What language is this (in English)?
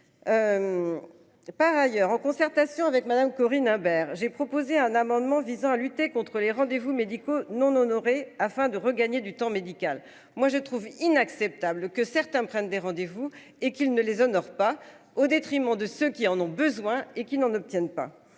French